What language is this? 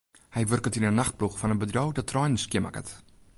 Western Frisian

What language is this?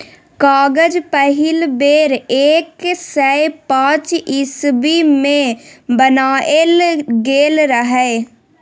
Maithili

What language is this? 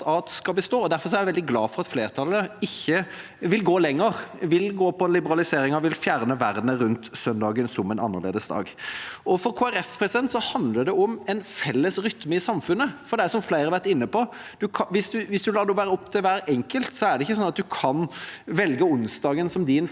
Norwegian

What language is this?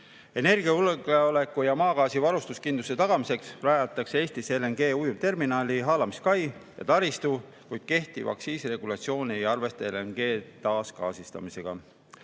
Estonian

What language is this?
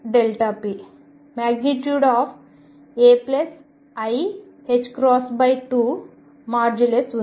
Telugu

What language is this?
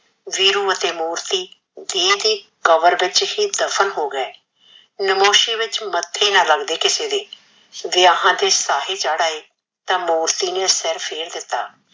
Punjabi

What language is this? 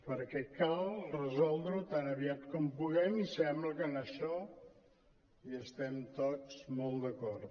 Catalan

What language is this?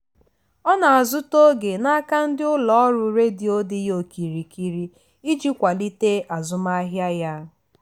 Igbo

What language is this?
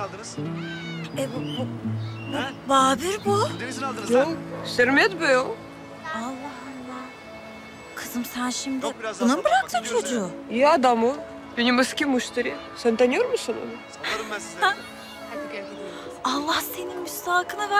Turkish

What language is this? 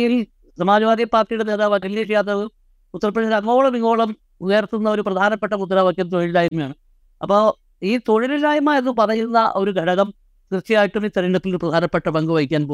Malayalam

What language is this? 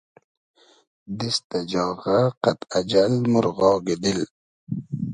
Hazaragi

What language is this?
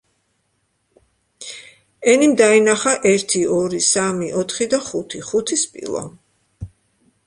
Georgian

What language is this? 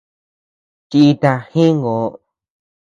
Tepeuxila Cuicatec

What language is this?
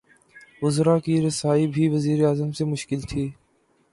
Urdu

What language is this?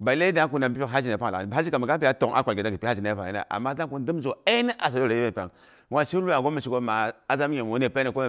Boghom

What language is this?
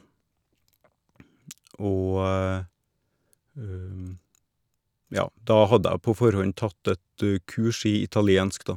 Norwegian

